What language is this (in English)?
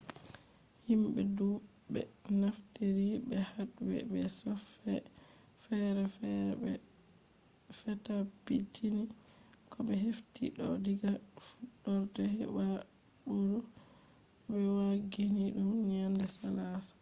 Fula